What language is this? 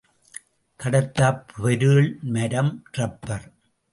Tamil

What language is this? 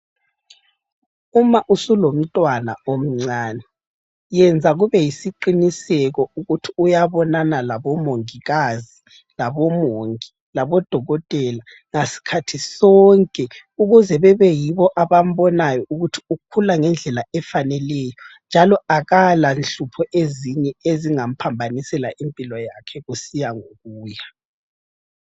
North Ndebele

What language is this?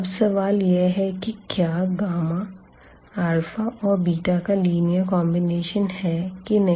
Hindi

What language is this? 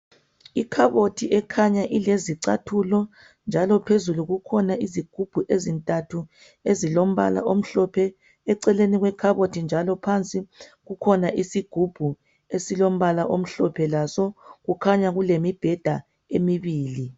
North Ndebele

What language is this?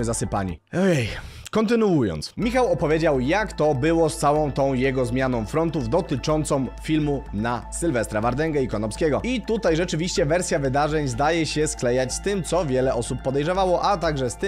Polish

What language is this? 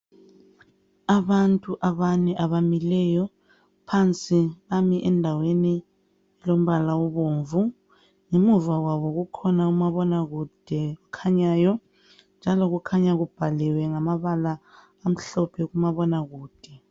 North Ndebele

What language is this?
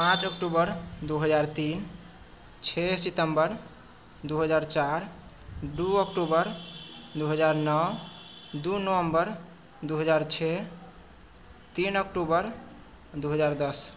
Maithili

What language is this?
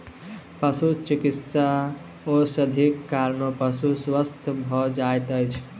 Maithili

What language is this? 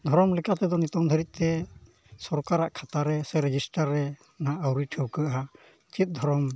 Santali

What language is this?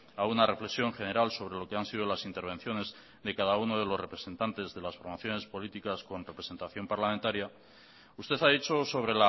Spanish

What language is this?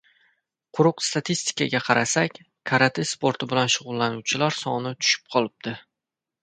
Uzbek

